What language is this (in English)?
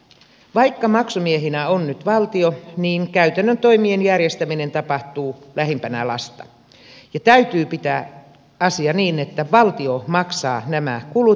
Finnish